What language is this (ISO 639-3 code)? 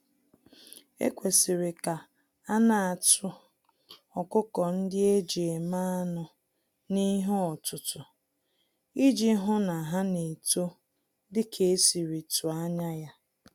ibo